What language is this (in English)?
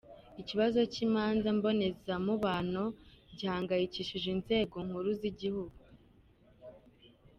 Kinyarwanda